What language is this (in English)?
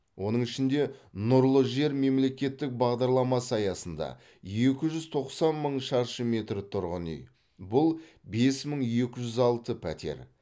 Kazakh